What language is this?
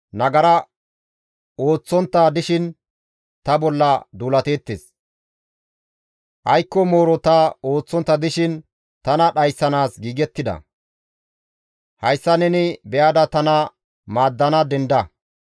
Gamo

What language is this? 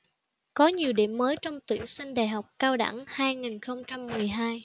Vietnamese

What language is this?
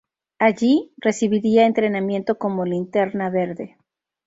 Spanish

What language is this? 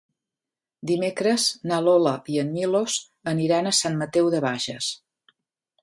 Catalan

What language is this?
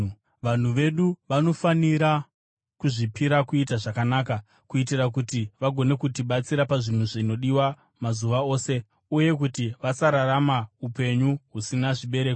Shona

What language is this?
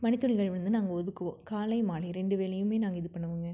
Tamil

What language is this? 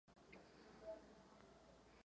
Czech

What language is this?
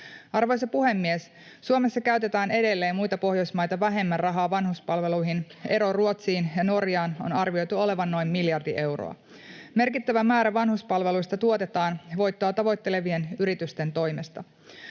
Finnish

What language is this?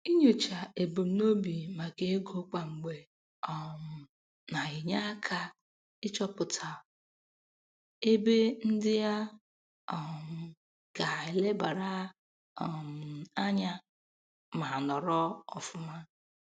Igbo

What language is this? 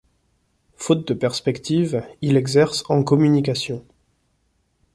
French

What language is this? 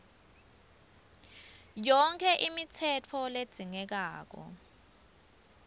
Swati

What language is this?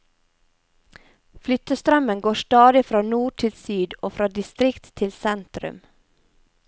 Norwegian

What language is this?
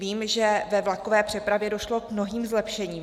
Czech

